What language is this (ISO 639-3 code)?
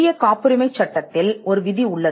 tam